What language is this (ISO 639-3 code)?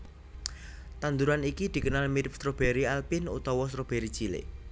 jav